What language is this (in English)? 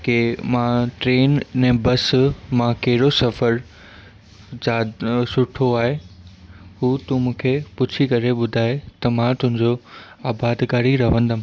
Sindhi